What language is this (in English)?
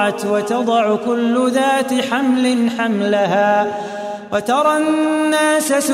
Arabic